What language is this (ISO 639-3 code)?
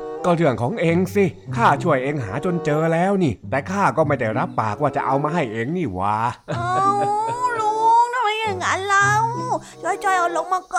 tha